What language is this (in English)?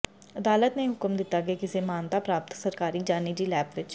Punjabi